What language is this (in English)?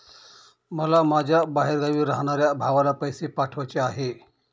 Marathi